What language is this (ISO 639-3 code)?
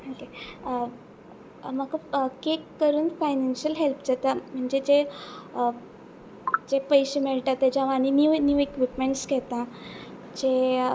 kok